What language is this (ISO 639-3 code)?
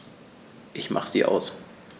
deu